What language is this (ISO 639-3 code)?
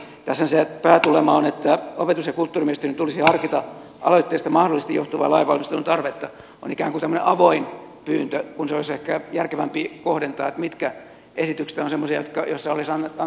fin